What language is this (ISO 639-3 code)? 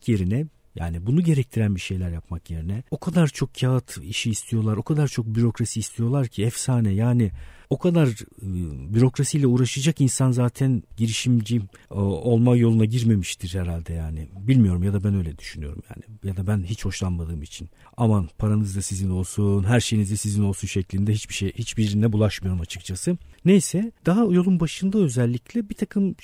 tur